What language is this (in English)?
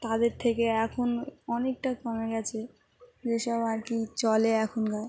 Bangla